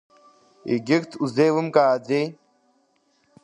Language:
Abkhazian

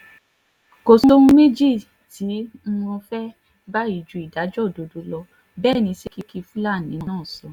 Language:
Yoruba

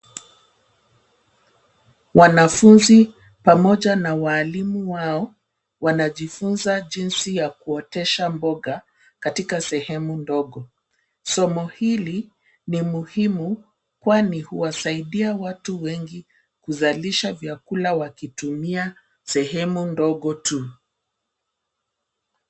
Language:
Swahili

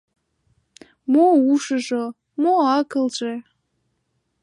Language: Mari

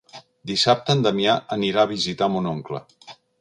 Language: Catalan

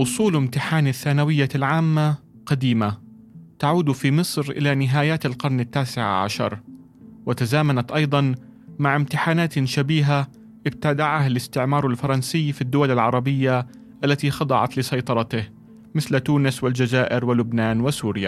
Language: Arabic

